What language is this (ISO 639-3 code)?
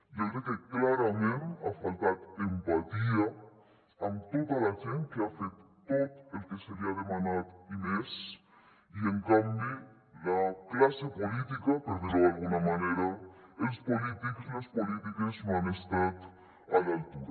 cat